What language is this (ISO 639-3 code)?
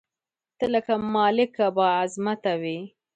pus